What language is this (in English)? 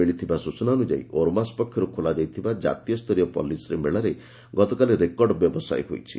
Odia